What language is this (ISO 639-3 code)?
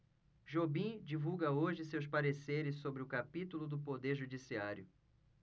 por